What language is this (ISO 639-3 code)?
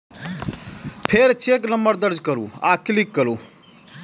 mai